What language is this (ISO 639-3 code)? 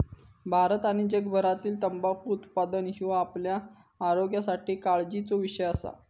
mar